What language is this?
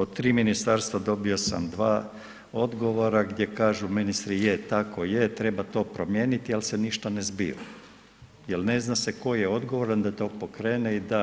Croatian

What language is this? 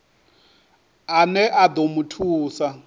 Venda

